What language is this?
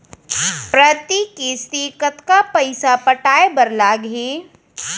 Chhattisgarhi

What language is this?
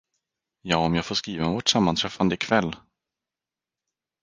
Swedish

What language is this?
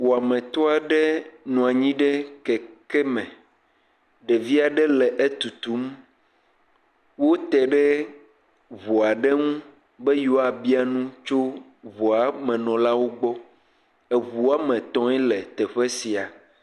Ewe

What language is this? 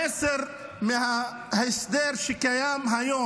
Hebrew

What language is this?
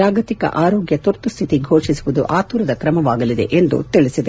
Kannada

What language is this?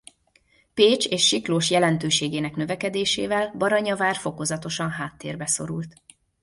Hungarian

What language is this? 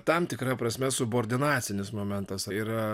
Lithuanian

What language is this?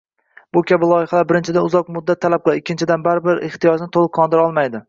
Uzbek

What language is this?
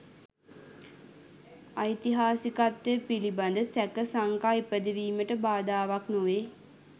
Sinhala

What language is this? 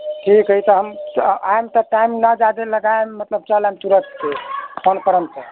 Maithili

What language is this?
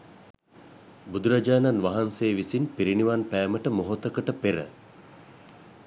Sinhala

